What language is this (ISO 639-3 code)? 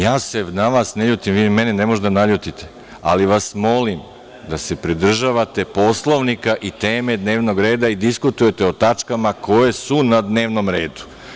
srp